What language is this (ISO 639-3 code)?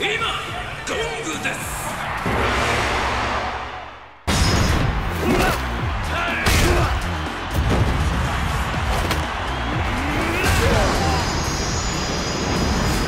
jpn